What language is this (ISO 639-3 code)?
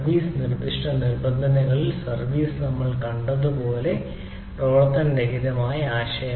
mal